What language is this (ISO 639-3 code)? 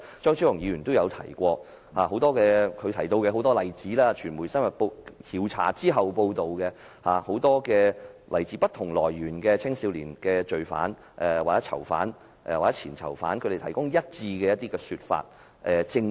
yue